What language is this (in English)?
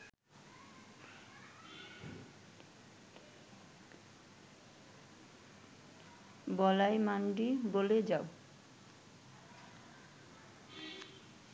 Bangla